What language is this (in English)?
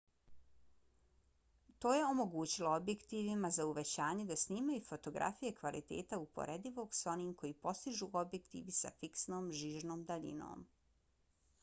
Bosnian